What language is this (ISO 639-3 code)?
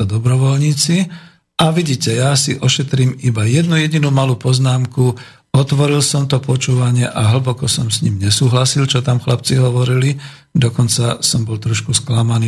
slk